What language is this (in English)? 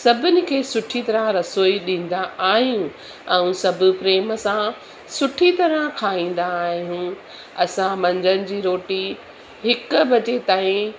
Sindhi